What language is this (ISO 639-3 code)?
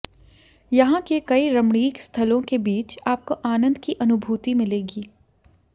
hin